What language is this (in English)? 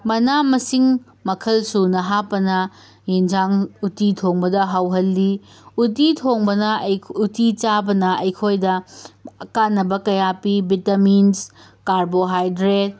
Manipuri